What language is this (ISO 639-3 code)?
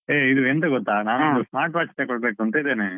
kan